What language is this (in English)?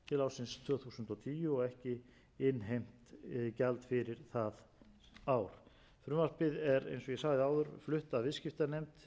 Icelandic